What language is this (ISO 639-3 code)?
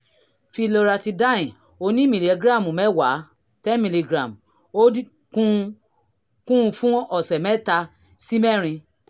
yor